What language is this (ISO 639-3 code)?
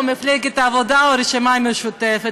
heb